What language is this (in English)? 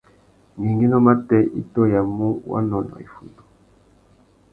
Tuki